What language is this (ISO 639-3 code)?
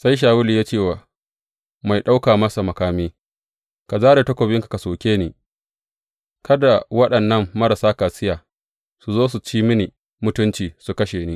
hau